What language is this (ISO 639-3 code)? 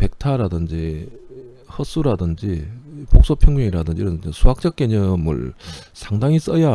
kor